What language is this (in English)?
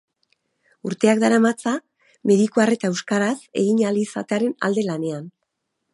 Basque